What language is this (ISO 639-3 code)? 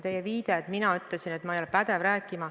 est